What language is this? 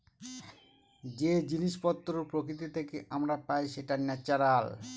Bangla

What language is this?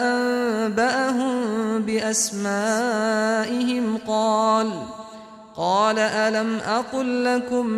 Arabic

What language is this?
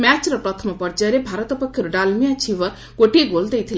Odia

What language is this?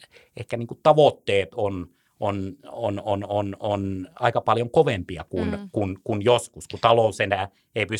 Finnish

